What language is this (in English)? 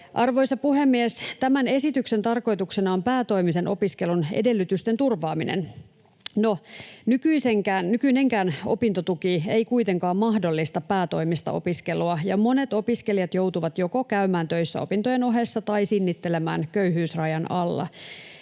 Finnish